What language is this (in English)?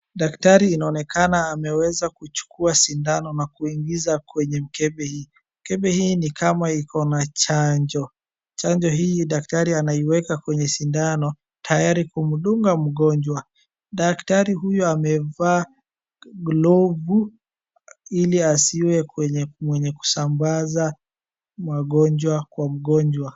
Swahili